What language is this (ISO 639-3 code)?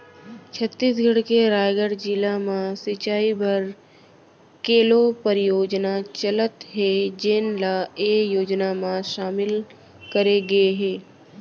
hne